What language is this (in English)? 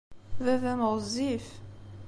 Kabyle